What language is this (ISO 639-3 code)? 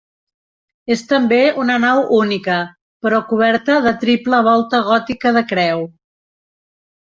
cat